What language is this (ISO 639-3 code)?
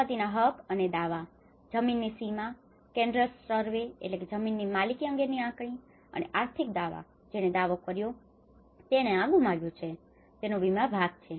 guj